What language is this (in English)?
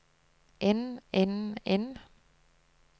Norwegian